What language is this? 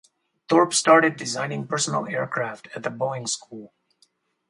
English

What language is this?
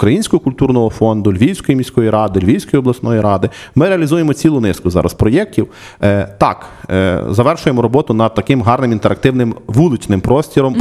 Ukrainian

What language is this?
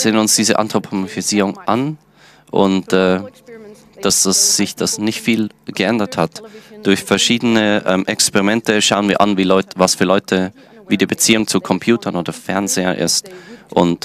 German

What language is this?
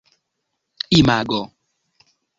Esperanto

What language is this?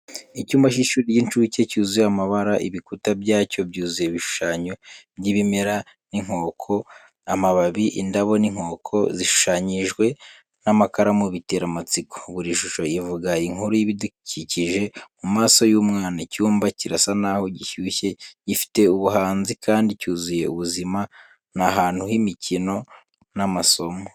Kinyarwanda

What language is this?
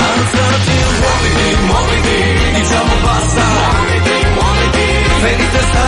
Italian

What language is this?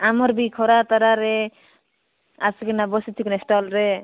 Odia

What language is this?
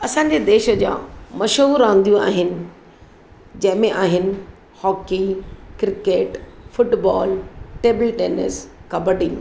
Sindhi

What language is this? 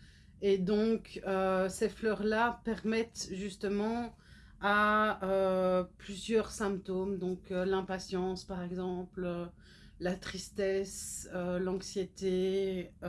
French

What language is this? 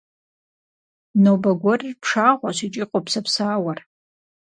Kabardian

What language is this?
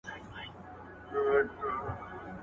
Pashto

